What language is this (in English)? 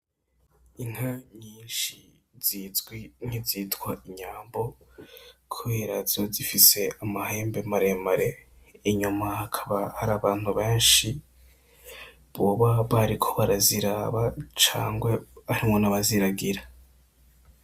Rundi